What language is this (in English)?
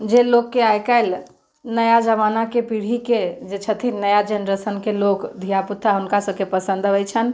Maithili